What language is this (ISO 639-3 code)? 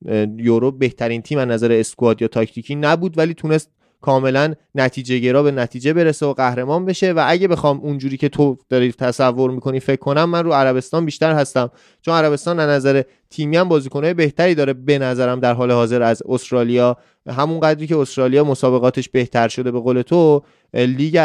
fas